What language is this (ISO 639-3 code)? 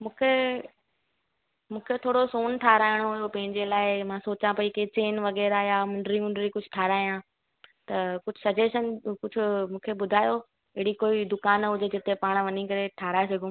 snd